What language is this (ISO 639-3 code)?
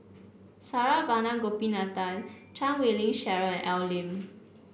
eng